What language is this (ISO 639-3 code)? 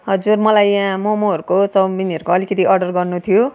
nep